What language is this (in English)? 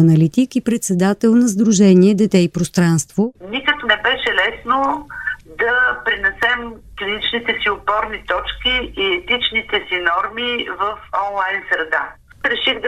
Bulgarian